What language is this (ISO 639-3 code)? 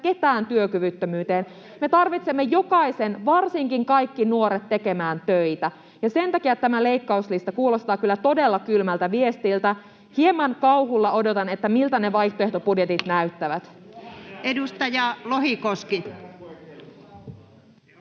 fin